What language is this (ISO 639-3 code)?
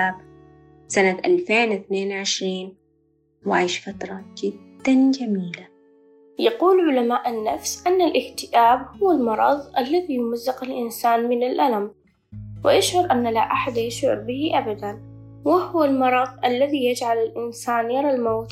ara